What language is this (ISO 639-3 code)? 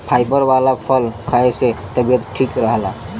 bho